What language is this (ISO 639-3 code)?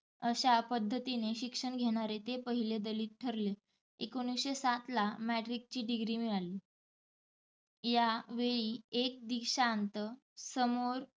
mar